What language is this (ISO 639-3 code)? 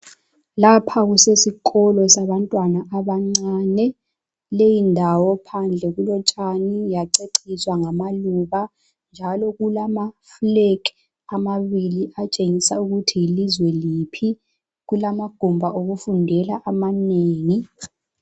nde